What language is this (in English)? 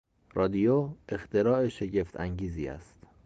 Persian